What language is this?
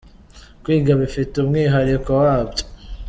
Kinyarwanda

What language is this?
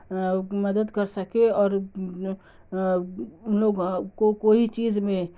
Urdu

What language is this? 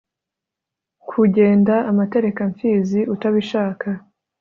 Kinyarwanda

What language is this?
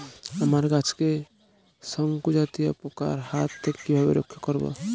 Bangla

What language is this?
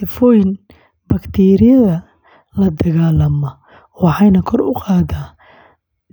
Somali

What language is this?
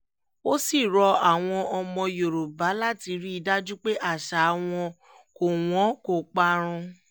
Yoruba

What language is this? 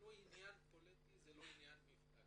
Hebrew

